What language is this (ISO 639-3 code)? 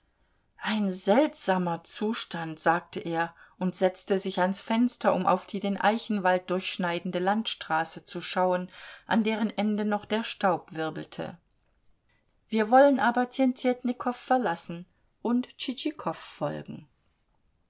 deu